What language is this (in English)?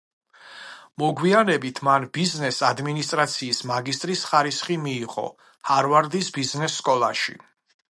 Georgian